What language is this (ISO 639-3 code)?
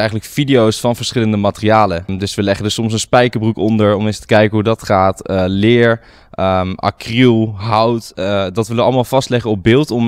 nld